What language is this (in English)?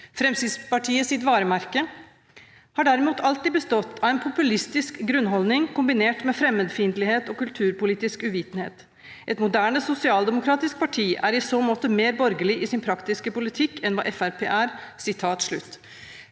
Norwegian